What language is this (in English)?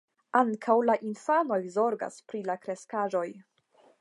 Esperanto